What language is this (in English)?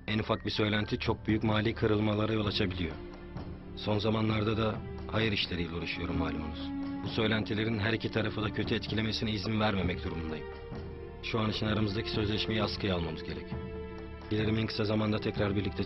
Turkish